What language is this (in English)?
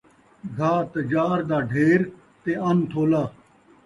Saraiki